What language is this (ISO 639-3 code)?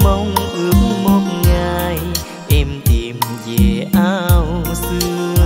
vie